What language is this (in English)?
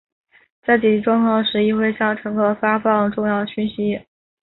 Chinese